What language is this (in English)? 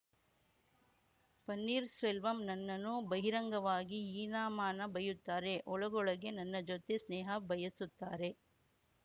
Kannada